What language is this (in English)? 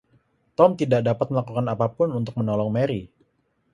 Indonesian